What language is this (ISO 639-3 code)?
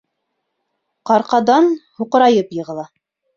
bak